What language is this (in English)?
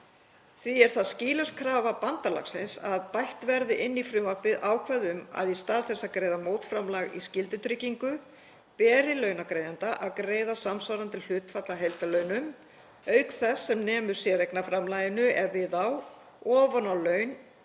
Icelandic